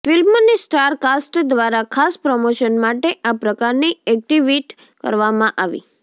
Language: Gujarati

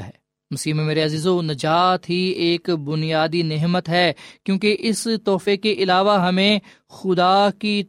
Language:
Urdu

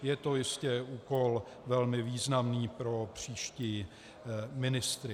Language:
Czech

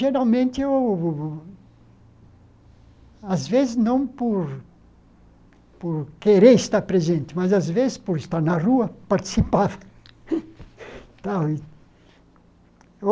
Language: Portuguese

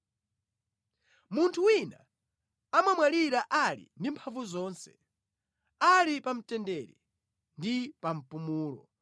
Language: Nyanja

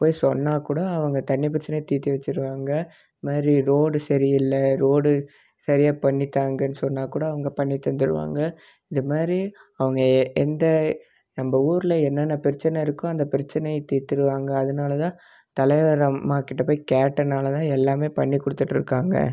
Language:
Tamil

